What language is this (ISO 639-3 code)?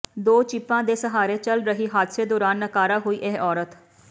pan